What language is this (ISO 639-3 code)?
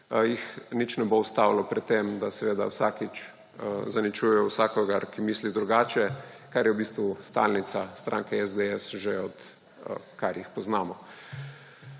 slv